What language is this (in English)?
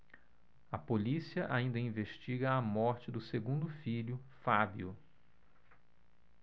Portuguese